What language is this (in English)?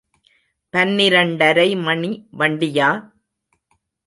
Tamil